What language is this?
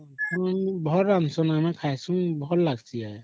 Odia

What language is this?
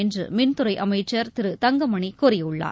Tamil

